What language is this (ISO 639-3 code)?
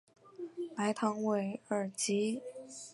zho